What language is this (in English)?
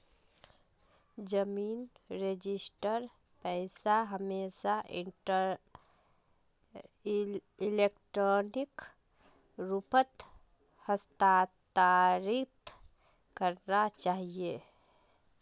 Magahi